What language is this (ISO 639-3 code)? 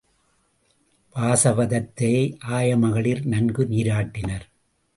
tam